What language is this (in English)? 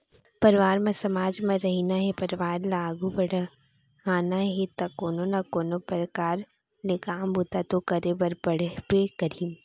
Chhattisgarhi